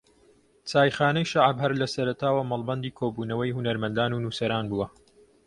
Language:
Central Kurdish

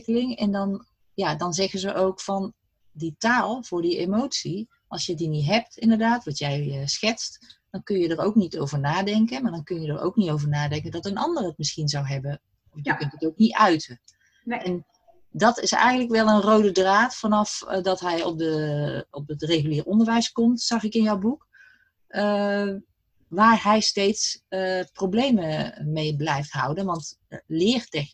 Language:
Dutch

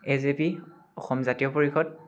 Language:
Assamese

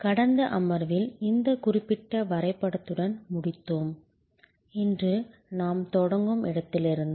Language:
Tamil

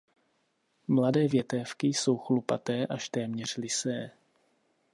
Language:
Czech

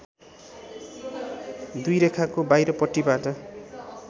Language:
Nepali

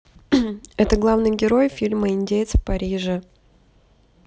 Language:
Russian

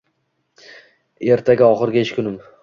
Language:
Uzbek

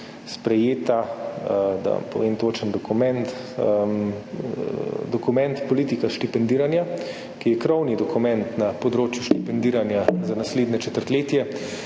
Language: Slovenian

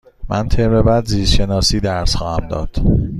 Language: Persian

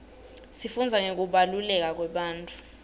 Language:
Swati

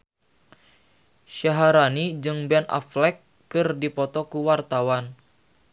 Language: Sundanese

